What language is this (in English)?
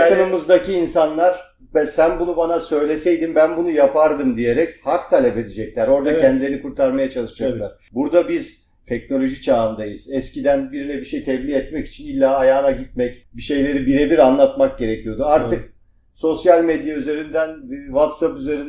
Turkish